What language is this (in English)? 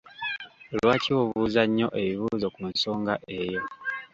Ganda